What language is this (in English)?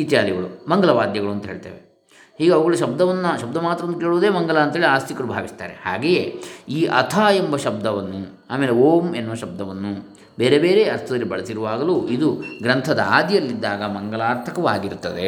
Kannada